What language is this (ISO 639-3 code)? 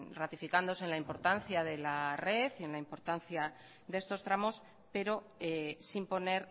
spa